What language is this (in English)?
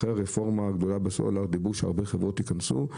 Hebrew